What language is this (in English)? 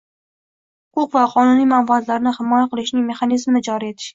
Uzbek